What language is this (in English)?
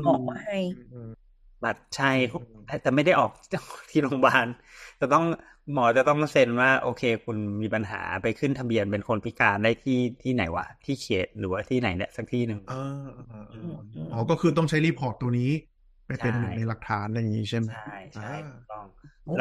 Thai